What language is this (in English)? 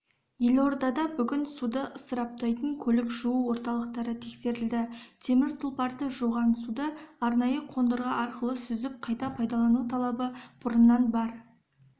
Kazakh